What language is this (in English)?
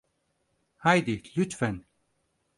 Turkish